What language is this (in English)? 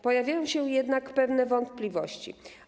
Polish